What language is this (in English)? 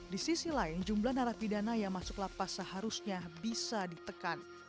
Indonesian